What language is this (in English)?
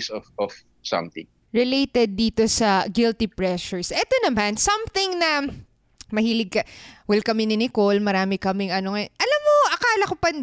Filipino